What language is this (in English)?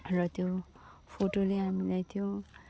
Nepali